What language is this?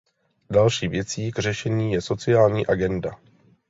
Czech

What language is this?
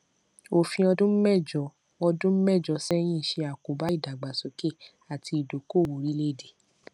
Yoruba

